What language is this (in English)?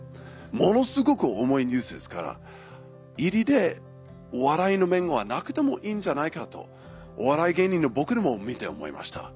Japanese